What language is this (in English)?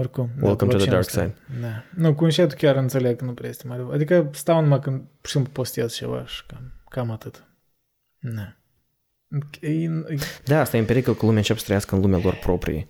Romanian